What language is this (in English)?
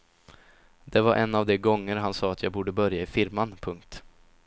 Swedish